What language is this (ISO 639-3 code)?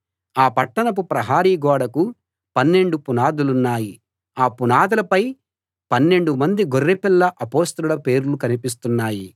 tel